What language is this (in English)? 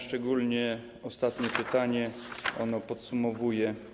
Polish